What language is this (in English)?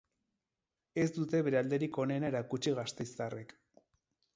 Basque